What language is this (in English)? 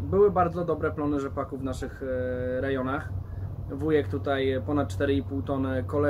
Polish